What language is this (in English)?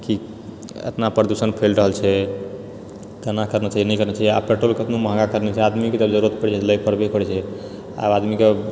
Maithili